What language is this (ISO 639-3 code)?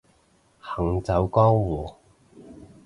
yue